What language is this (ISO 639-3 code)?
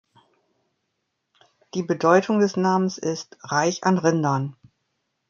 deu